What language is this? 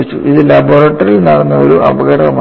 Malayalam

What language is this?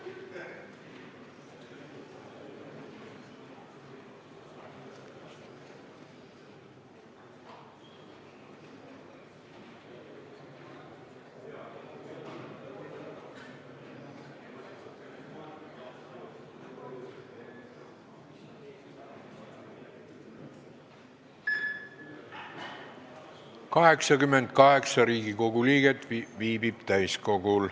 Estonian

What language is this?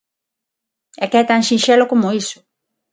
Galician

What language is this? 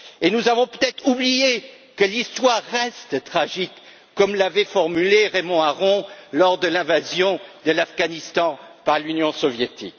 French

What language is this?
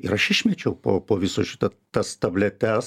Lithuanian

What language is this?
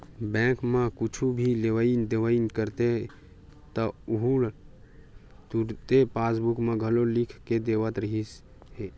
Chhattisgarhi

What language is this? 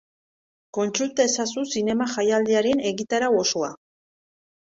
Basque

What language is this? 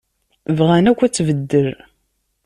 Kabyle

